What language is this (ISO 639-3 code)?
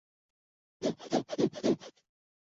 zho